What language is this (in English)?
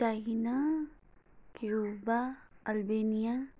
Nepali